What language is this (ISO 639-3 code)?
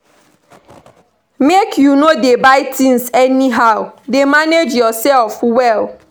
pcm